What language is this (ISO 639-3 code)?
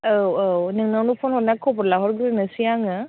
brx